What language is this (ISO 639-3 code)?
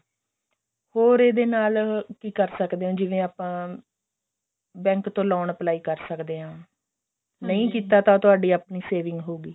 pan